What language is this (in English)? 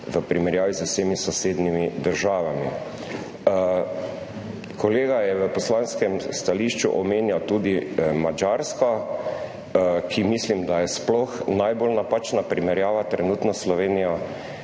Slovenian